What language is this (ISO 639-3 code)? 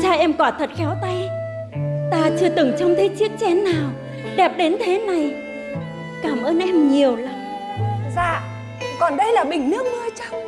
vie